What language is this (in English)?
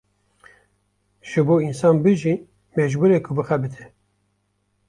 Kurdish